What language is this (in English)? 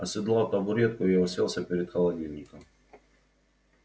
Russian